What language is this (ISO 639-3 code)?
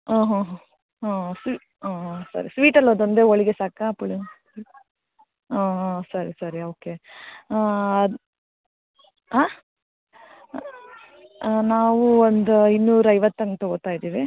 kan